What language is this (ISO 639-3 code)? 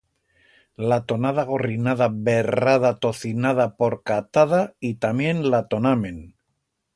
arg